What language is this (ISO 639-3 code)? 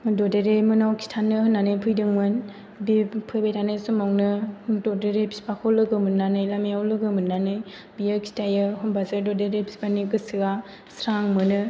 brx